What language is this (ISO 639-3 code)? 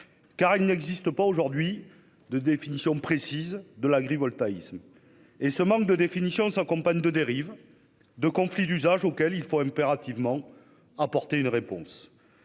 fra